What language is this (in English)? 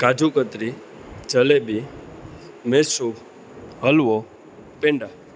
Gujarati